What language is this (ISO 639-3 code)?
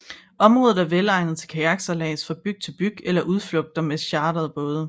dan